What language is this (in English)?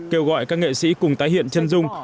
Vietnamese